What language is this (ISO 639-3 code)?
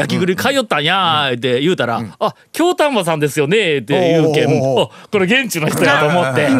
jpn